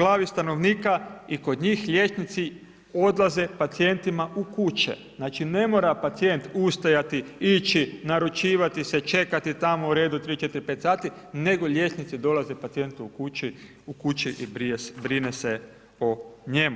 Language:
Croatian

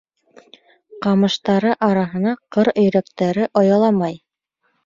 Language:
Bashkir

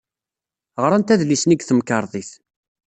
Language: Kabyle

